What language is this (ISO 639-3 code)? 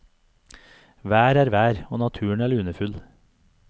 nor